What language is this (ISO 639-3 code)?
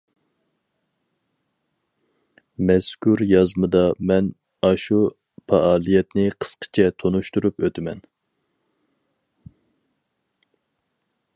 uig